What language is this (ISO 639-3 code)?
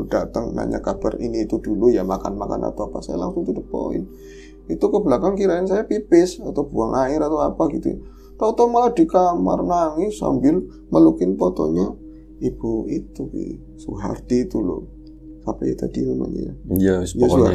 ind